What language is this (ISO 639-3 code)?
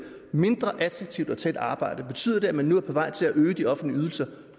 dan